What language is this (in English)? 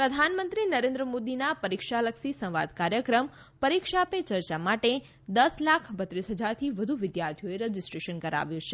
Gujarati